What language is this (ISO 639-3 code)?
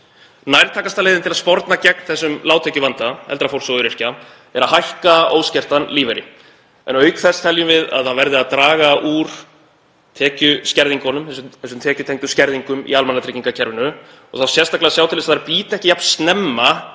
isl